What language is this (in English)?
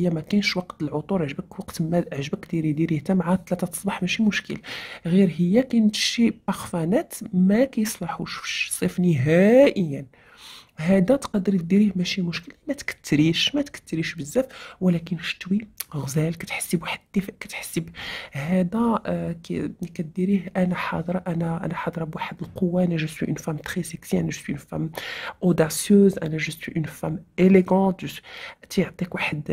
Arabic